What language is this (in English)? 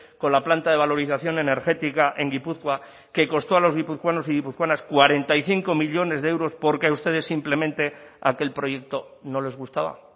Spanish